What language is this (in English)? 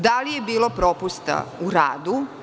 Serbian